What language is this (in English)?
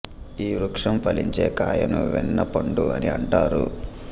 Telugu